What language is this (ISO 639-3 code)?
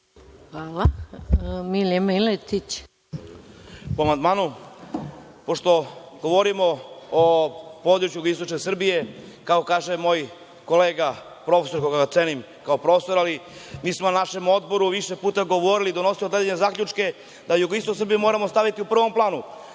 srp